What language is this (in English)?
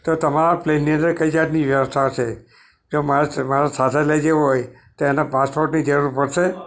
Gujarati